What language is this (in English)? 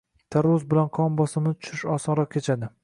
Uzbek